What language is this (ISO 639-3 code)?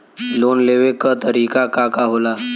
bho